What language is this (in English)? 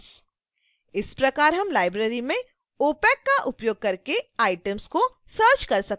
Hindi